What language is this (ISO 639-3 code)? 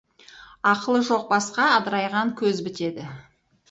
kaz